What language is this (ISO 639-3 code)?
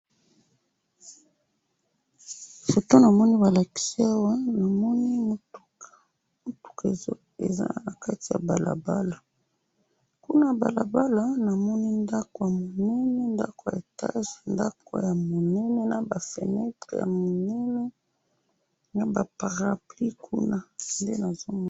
lin